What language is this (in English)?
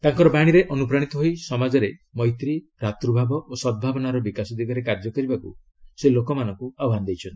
Odia